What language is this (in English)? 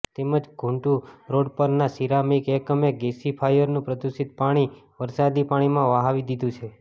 Gujarati